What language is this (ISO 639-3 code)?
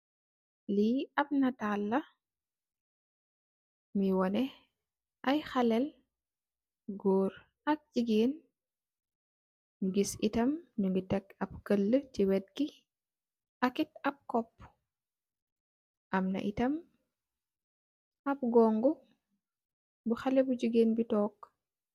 wol